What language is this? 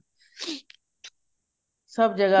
Punjabi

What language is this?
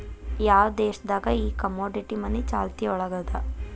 Kannada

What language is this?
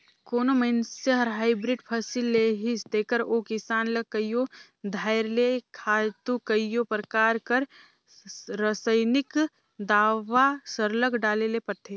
Chhattisgarhi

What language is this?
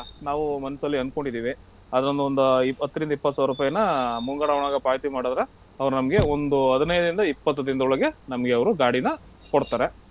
Kannada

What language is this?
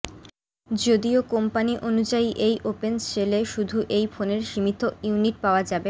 Bangla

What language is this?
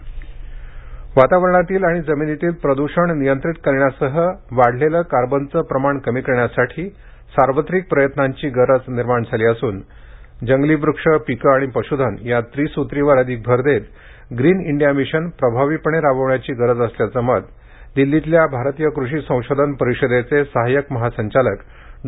Marathi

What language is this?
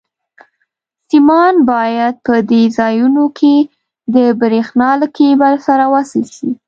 Pashto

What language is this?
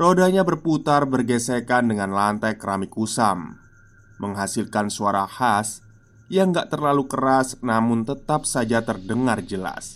Indonesian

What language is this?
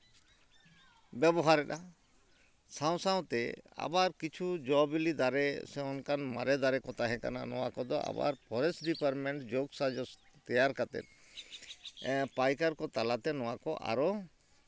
Santali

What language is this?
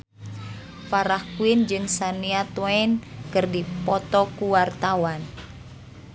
Sundanese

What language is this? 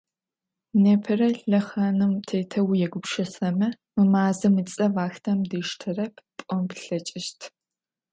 Adyghe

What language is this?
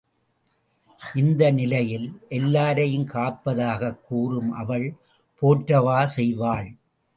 Tamil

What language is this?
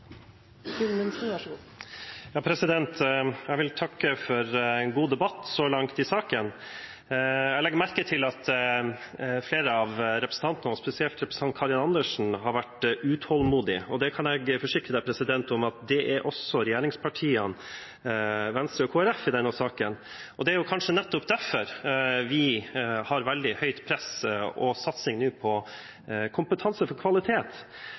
Norwegian Bokmål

